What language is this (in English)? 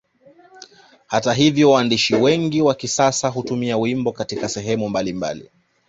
Swahili